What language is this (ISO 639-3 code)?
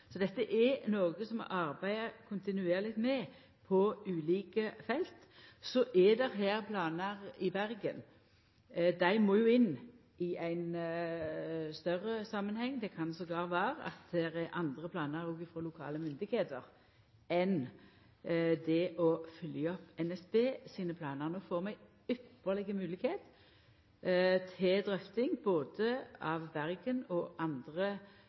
nno